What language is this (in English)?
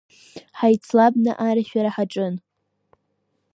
Abkhazian